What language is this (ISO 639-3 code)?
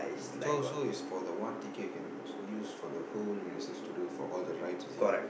eng